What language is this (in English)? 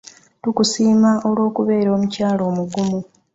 Ganda